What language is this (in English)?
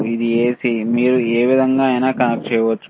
Telugu